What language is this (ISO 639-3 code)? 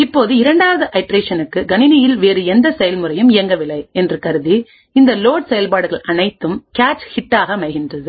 tam